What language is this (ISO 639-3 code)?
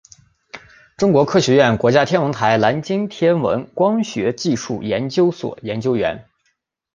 zho